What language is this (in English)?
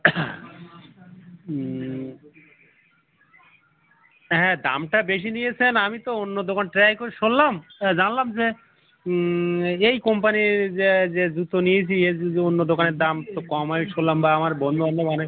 Bangla